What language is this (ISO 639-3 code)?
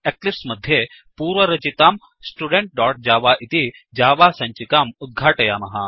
san